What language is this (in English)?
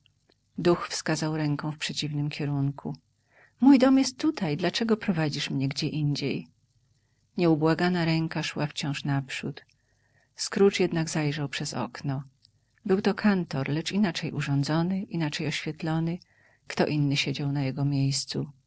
Polish